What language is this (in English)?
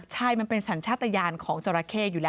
Thai